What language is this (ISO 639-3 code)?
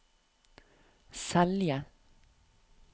nor